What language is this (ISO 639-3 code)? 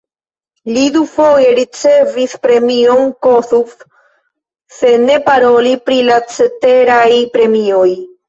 epo